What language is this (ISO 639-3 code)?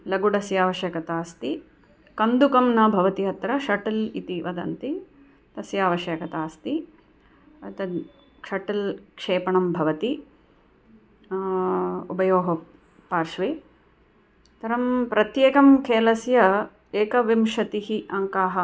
san